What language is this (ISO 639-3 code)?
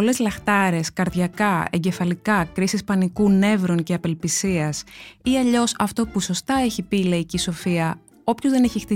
ell